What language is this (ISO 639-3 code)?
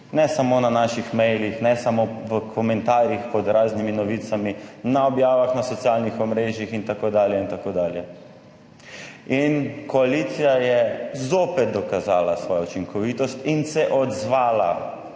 slv